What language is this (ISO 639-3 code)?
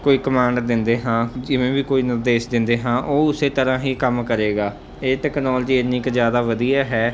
pan